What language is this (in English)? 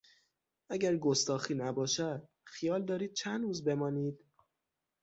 Persian